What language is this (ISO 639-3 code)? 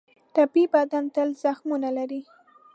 pus